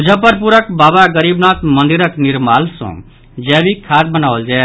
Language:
Maithili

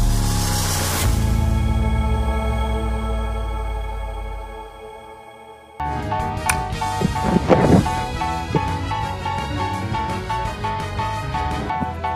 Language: English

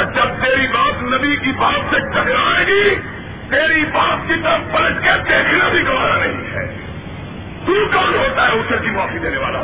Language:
Urdu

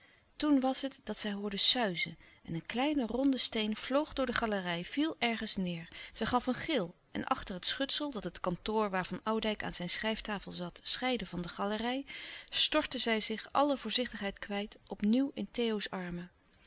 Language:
Dutch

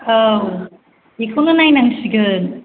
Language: Bodo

